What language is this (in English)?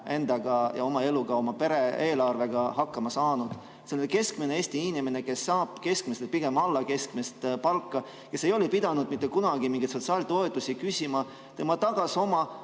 Estonian